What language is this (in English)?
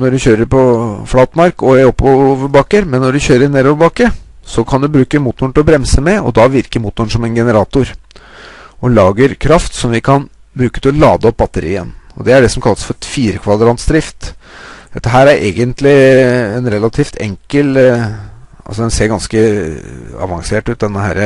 Norwegian